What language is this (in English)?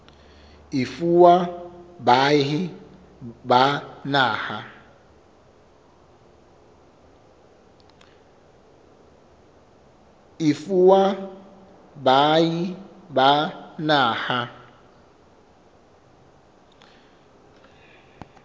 Southern Sotho